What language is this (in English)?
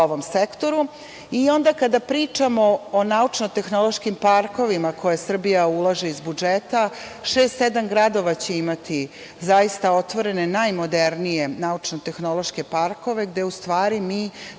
Serbian